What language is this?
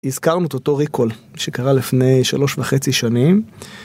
Hebrew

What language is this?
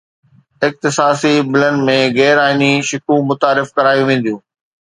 Sindhi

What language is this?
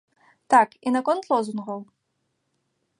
Belarusian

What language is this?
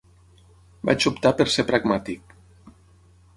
Catalan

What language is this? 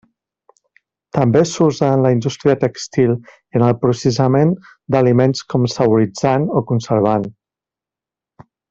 Catalan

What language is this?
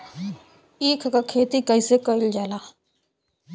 Bhojpuri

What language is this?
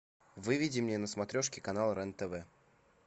Russian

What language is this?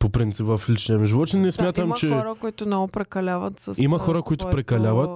Bulgarian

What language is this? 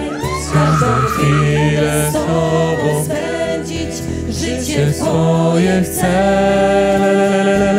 Polish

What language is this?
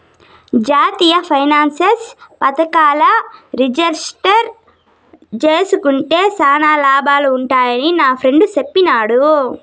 Telugu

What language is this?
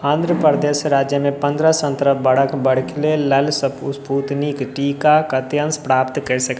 Maithili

